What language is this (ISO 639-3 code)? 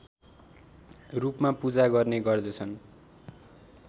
nep